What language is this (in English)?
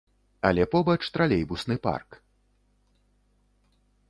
Belarusian